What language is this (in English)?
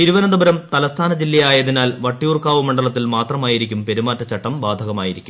Malayalam